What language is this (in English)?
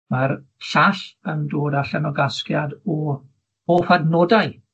Welsh